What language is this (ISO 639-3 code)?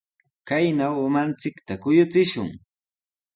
qws